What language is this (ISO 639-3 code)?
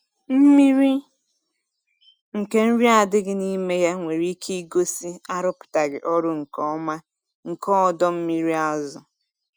ibo